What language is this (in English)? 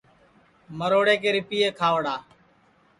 Sansi